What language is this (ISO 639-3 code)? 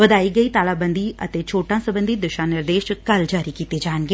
pan